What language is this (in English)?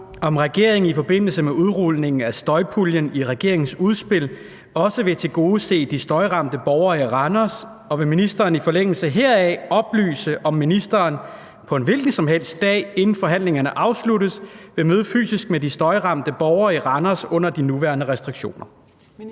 Danish